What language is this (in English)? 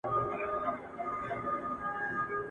Pashto